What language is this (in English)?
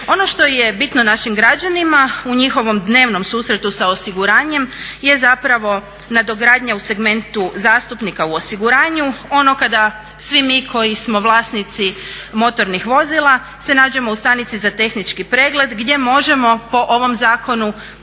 Croatian